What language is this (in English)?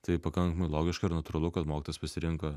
Lithuanian